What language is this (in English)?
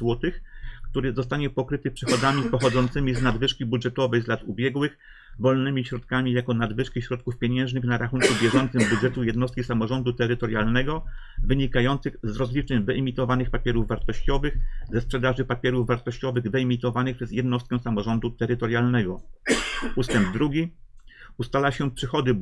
Polish